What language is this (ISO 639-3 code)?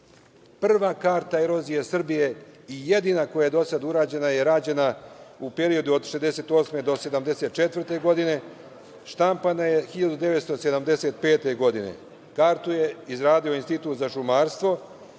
srp